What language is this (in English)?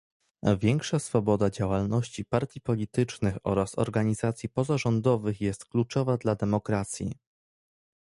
Polish